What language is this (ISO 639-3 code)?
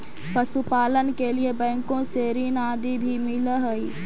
mag